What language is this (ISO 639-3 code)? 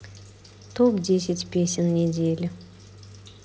rus